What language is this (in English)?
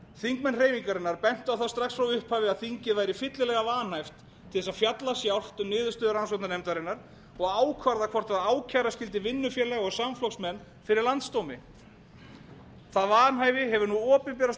Icelandic